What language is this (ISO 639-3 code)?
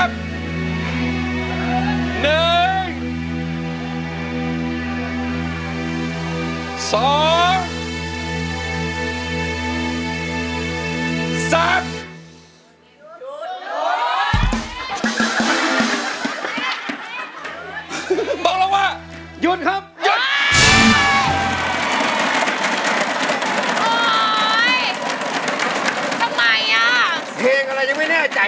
tha